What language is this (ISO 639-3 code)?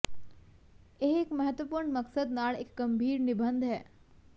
pan